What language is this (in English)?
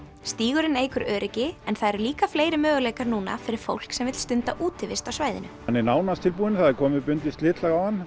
Icelandic